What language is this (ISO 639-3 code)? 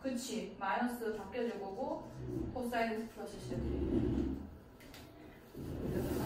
kor